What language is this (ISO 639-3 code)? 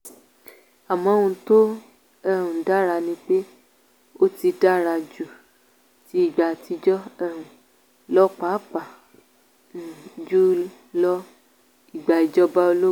yor